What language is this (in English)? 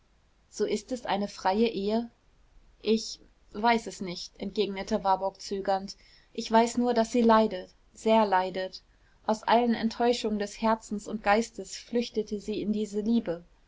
German